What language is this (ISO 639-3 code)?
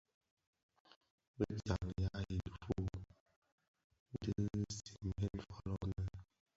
ksf